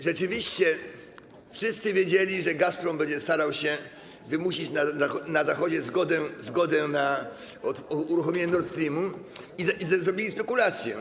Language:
Polish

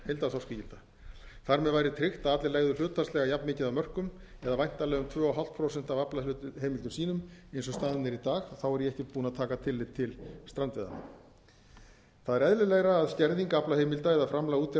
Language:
Icelandic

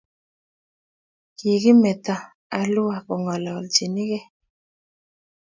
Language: Kalenjin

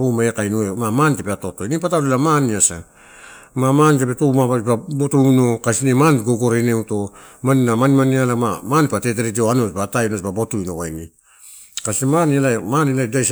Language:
Torau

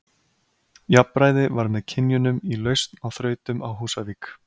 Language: Icelandic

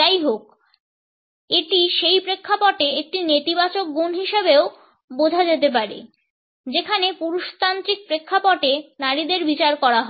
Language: Bangla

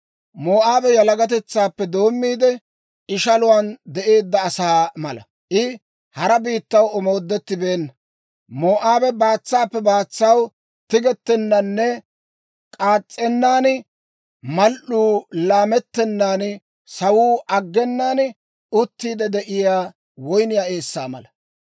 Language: Dawro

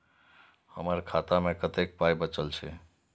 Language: Maithili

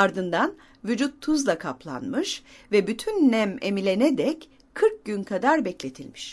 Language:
Turkish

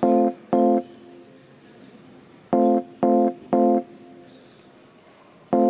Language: Estonian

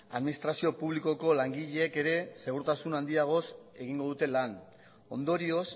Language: Basque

